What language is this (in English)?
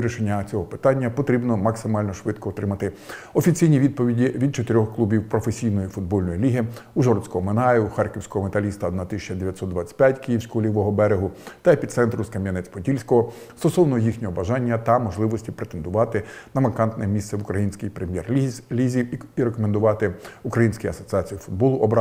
Ukrainian